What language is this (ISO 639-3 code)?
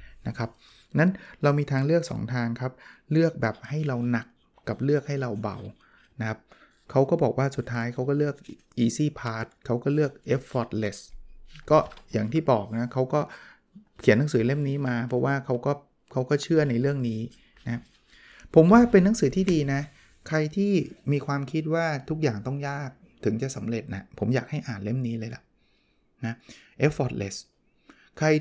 tha